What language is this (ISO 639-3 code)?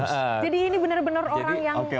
ind